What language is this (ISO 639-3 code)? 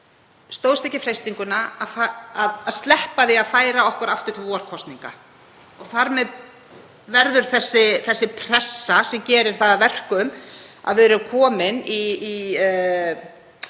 isl